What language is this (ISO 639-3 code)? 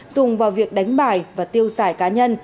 vie